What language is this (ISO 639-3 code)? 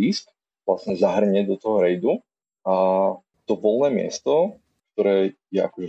slk